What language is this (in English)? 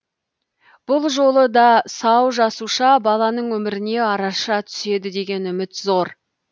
Kazakh